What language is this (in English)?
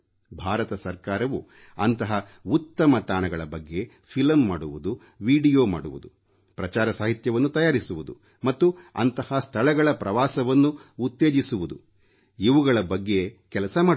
Kannada